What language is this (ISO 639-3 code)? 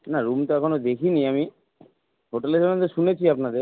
ben